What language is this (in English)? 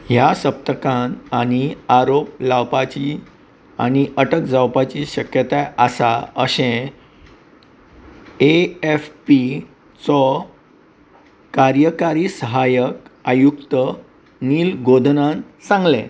Konkani